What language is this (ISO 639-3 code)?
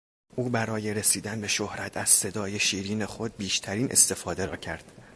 fas